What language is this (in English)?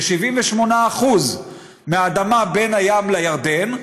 Hebrew